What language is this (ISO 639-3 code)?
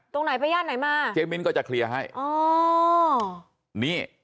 tha